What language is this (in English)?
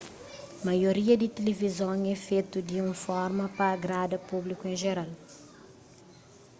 Kabuverdianu